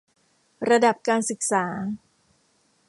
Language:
Thai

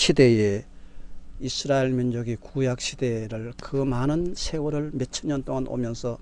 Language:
Korean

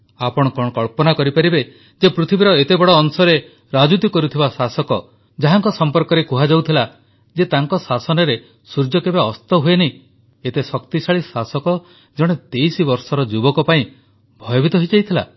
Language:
Odia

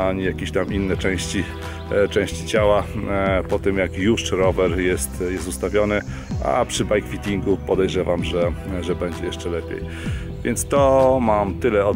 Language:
Polish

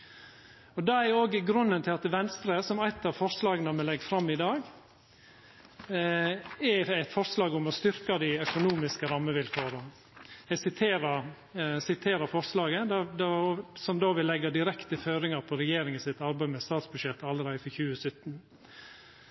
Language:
Norwegian Nynorsk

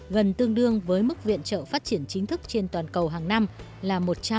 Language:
Vietnamese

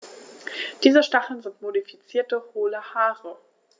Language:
German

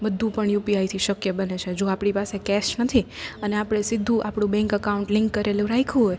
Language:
Gujarati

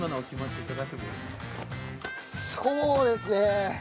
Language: Japanese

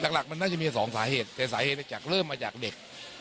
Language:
Thai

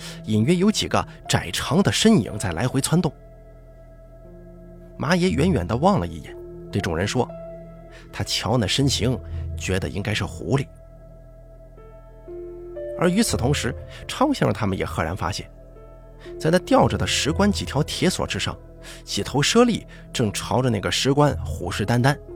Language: Chinese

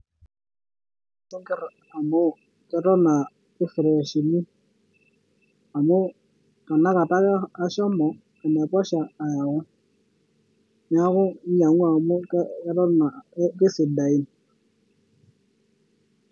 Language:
Masai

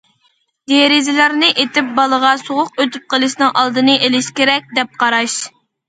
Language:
Uyghur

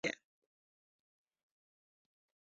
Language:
Chinese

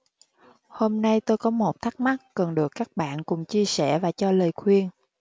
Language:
Vietnamese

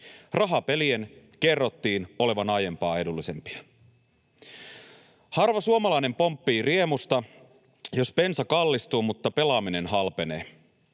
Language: Finnish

